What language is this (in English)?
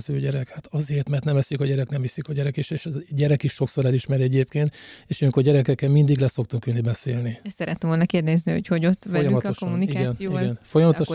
Hungarian